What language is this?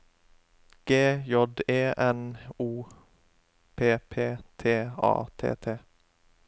Norwegian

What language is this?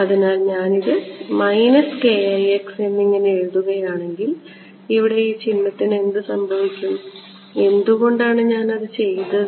Malayalam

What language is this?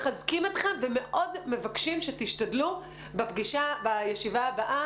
Hebrew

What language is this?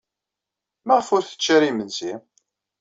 Kabyle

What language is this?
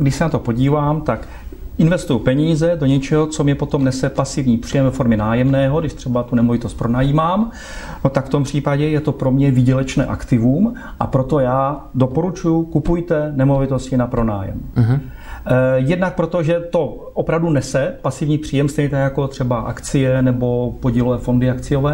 Czech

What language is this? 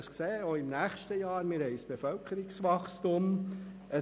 Swiss German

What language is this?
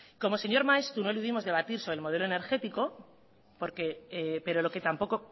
Spanish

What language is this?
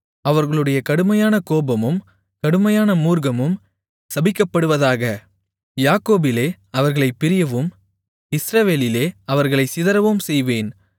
Tamil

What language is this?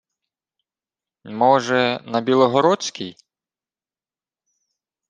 Ukrainian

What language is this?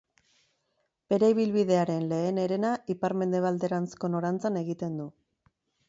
Basque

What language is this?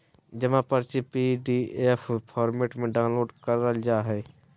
Magahi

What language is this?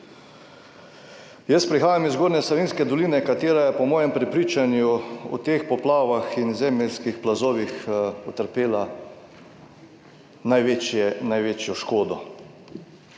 Slovenian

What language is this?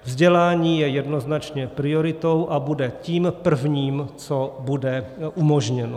Czech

